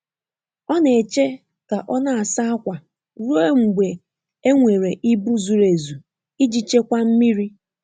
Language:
Igbo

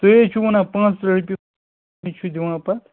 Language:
Kashmiri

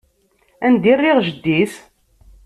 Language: Kabyle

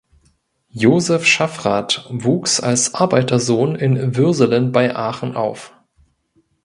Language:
German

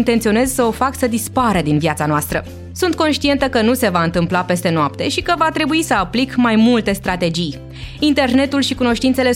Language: Romanian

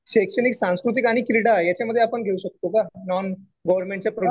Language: Marathi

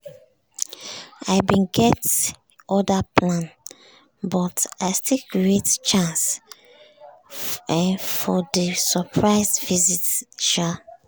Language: Nigerian Pidgin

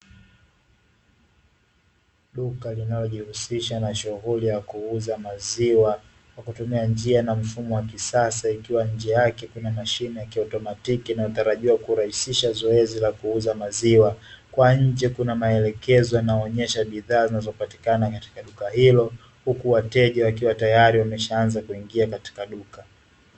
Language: Swahili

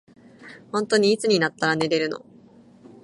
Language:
Japanese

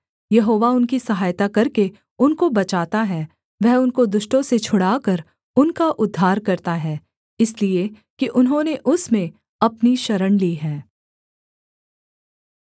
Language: Hindi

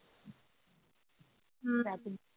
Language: Punjabi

